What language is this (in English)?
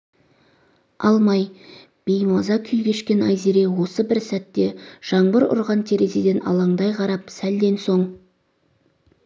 Kazakh